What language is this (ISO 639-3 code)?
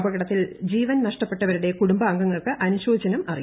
mal